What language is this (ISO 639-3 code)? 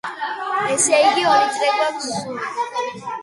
kat